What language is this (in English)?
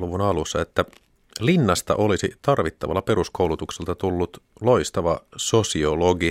Finnish